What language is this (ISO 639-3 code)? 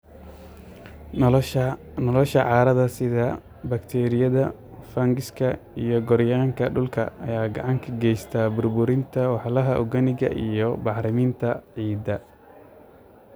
som